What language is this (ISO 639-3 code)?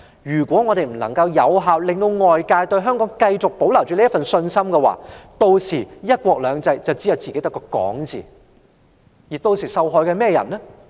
yue